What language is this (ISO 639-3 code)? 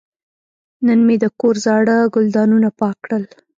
pus